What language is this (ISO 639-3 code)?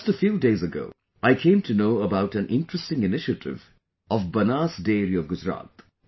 eng